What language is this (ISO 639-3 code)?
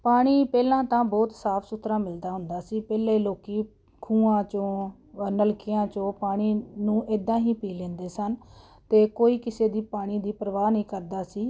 pan